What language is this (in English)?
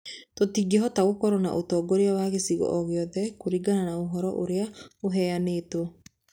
Kikuyu